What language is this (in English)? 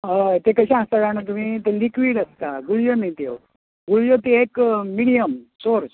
Konkani